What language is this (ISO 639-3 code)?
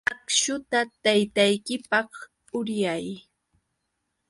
qux